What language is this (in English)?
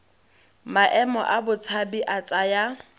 Tswana